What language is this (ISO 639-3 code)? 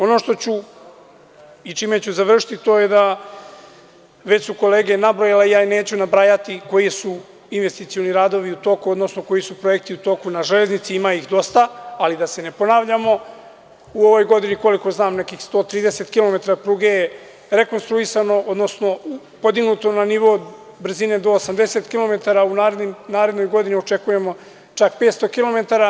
srp